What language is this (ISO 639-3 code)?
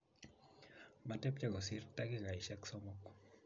kln